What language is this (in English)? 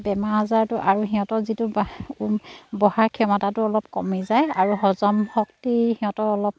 Assamese